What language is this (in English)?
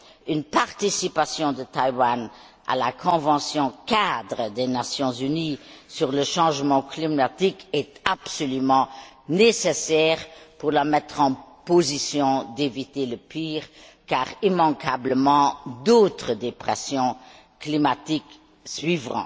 French